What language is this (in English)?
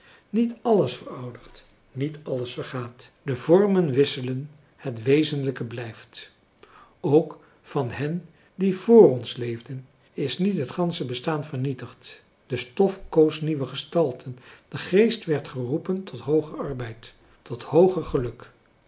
Dutch